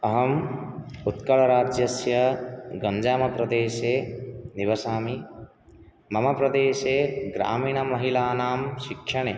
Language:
Sanskrit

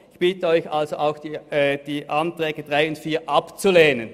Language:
Swiss German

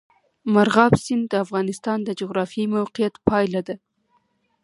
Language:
Pashto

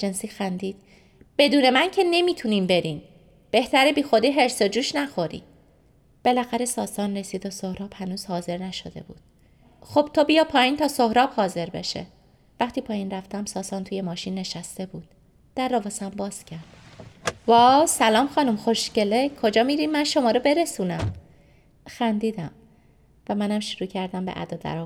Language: Persian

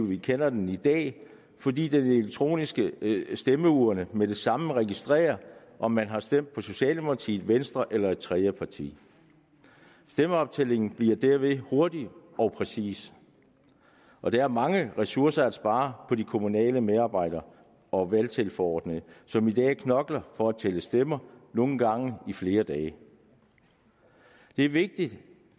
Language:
Danish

